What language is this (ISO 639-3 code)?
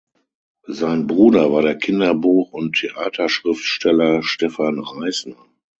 deu